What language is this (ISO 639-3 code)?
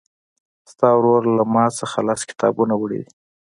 pus